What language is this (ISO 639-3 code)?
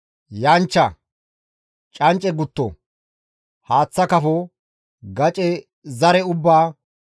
gmv